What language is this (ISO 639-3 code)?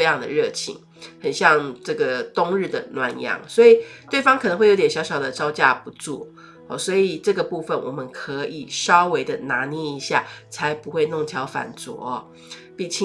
zho